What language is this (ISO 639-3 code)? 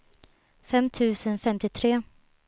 swe